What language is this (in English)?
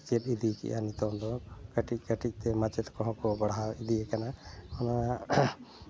Santali